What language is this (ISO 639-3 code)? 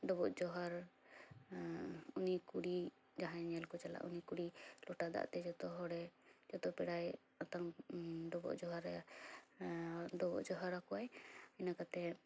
sat